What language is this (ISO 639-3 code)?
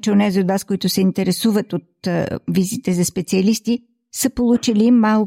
bul